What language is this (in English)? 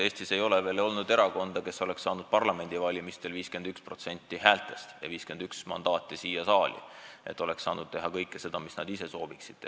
Estonian